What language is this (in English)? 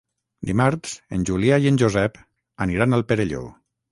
Catalan